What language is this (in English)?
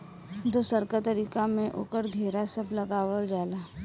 Bhojpuri